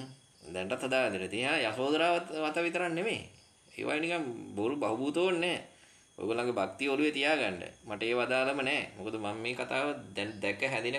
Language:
Indonesian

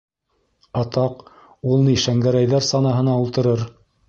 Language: Bashkir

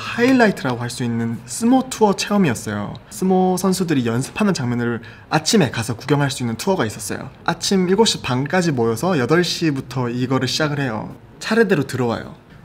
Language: Korean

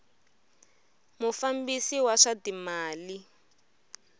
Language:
Tsonga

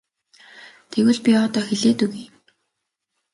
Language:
Mongolian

